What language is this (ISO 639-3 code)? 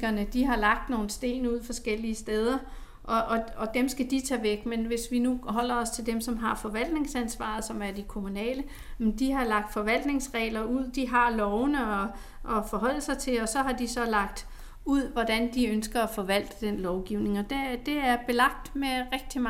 dan